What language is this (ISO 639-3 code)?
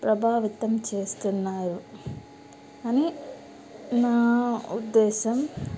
tel